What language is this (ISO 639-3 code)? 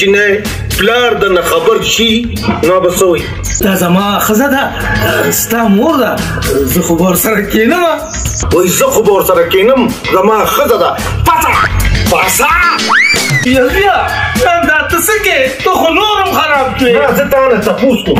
ron